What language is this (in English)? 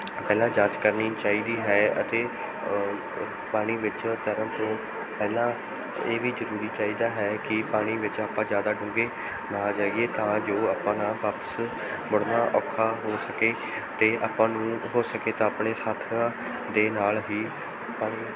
Punjabi